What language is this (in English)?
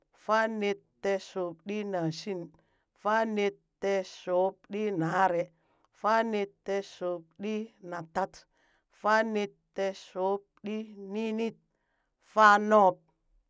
Burak